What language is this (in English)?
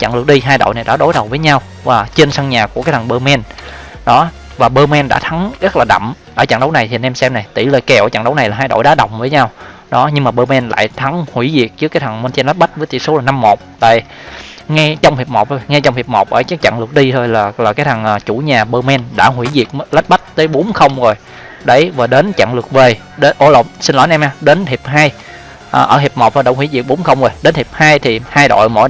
Vietnamese